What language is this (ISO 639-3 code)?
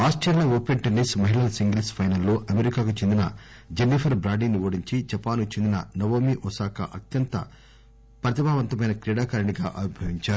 tel